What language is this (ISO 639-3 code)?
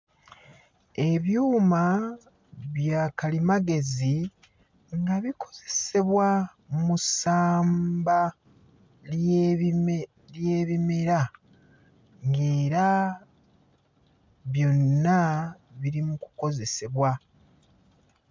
lug